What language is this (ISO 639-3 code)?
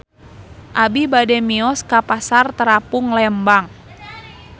sun